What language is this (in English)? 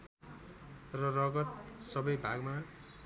Nepali